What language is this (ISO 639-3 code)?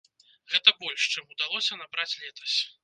bel